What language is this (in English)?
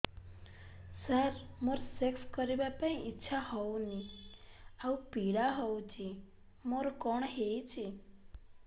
Odia